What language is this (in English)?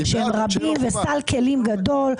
Hebrew